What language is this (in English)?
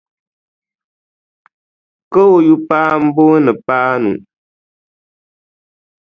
Dagbani